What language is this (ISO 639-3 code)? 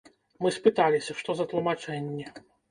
bel